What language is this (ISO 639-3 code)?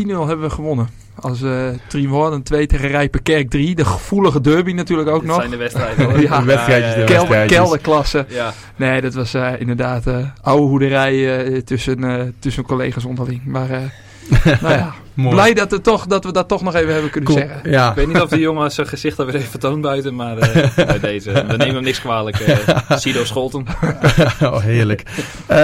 nld